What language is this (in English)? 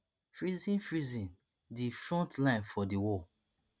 Nigerian Pidgin